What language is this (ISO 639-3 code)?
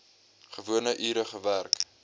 afr